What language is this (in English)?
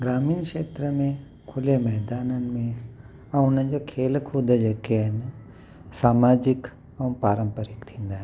Sindhi